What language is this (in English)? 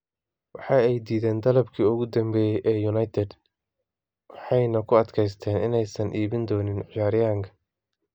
Somali